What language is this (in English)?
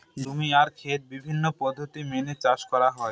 Bangla